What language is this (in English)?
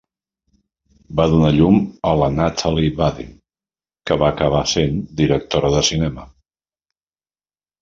Catalan